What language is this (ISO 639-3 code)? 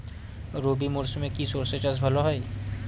ben